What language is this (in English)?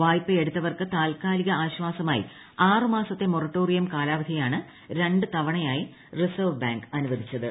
Malayalam